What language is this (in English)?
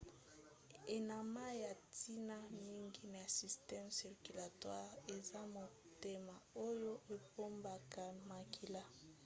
Lingala